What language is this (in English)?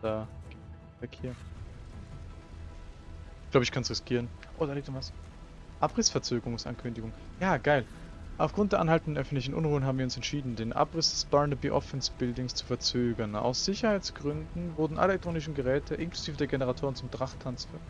German